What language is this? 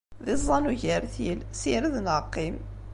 Kabyle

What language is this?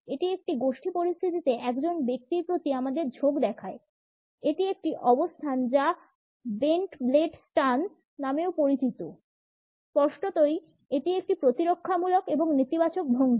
Bangla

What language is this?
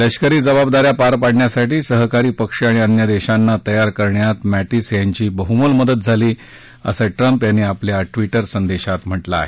Marathi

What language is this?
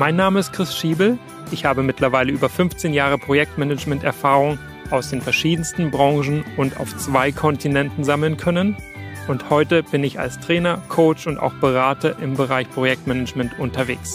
German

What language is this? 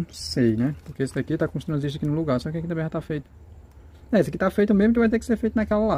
Portuguese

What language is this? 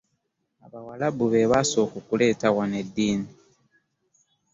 Ganda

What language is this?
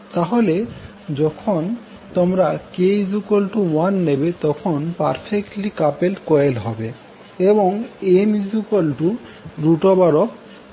Bangla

